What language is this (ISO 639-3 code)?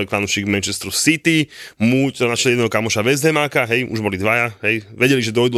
slk